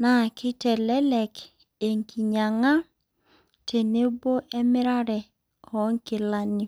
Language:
Masai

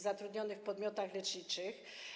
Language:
Polish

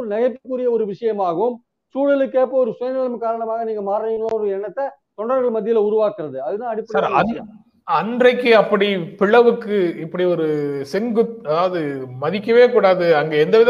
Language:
Tamil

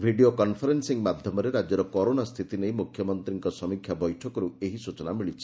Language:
Odia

